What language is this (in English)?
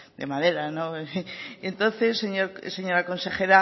Spanish